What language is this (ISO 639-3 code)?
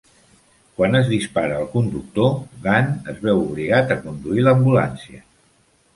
cat